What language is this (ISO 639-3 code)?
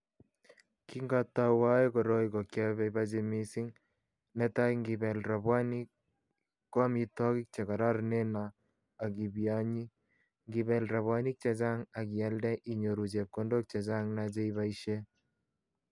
kln